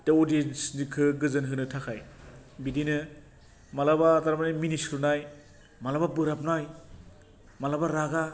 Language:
Bodo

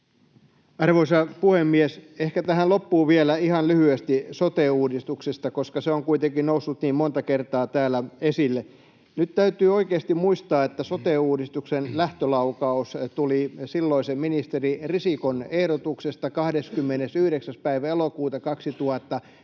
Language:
Finnish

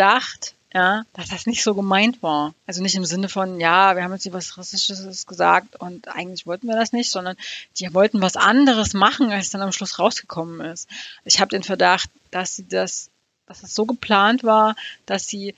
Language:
German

